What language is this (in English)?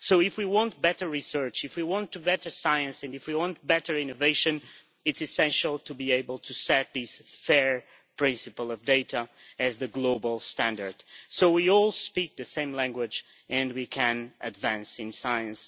English